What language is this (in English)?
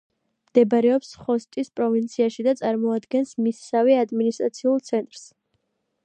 Georgian